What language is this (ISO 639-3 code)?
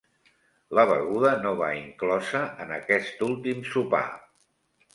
cat